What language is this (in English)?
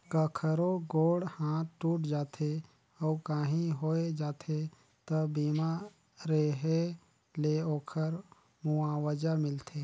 Chhattisgarhi